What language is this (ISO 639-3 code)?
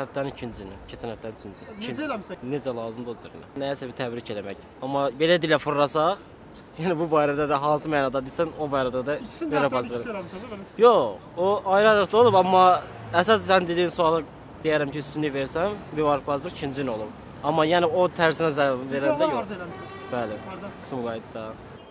tur